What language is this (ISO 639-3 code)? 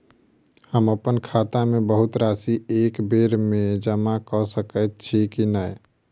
mai